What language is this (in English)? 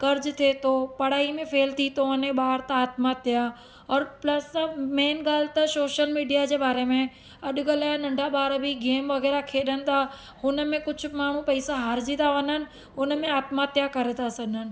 Sindhi